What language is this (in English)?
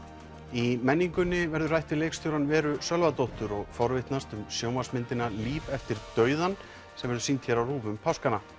Icelandic